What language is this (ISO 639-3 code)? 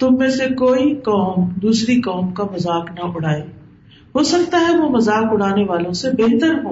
urd